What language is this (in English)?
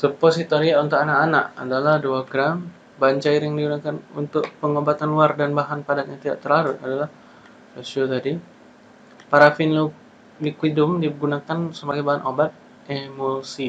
Indonesian